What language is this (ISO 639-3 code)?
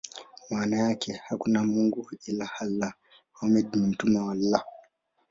swa